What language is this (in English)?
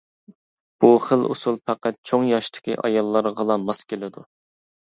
Uyghur